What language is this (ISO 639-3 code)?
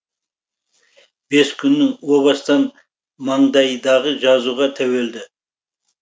kaz